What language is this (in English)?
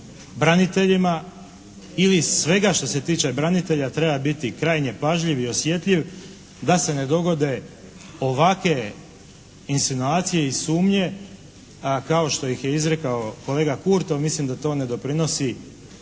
Croatian